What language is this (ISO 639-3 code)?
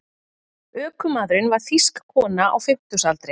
isl